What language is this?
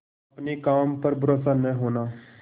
Hindi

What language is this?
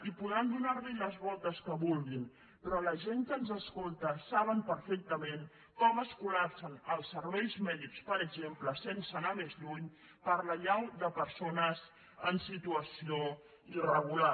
Catalan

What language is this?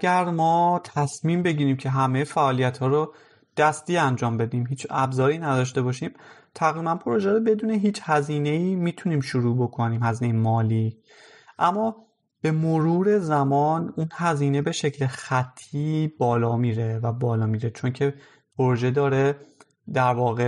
Persian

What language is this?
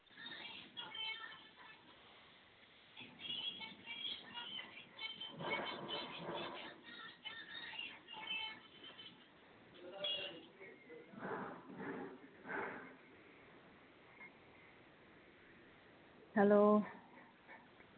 Punjabi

